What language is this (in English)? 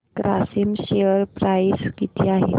Marathi